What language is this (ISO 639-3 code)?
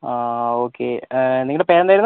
mal